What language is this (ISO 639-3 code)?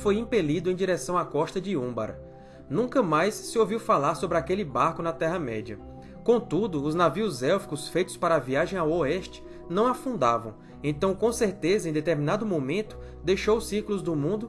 por